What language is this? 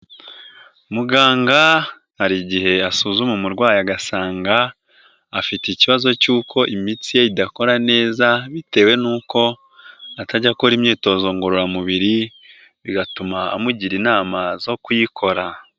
Kinyarwanda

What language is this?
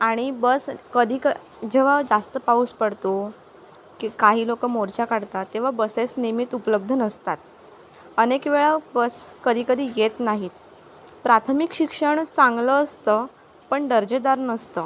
Marathi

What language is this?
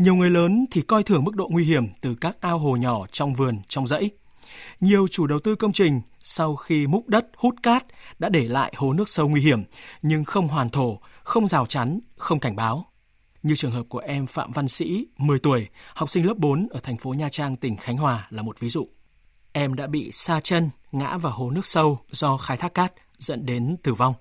Vietnamese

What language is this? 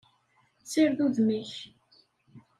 Kabyle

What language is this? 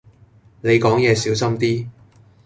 Cantonese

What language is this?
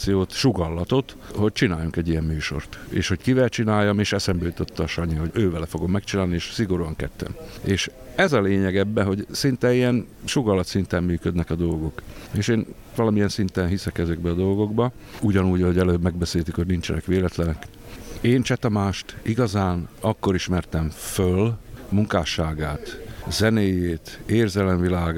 Hungarian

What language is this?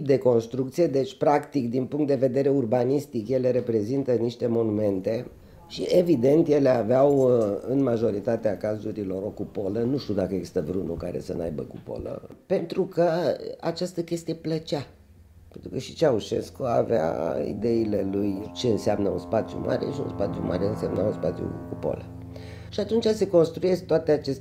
Romanian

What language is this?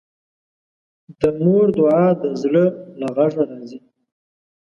Pashto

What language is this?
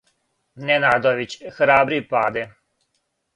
Serbian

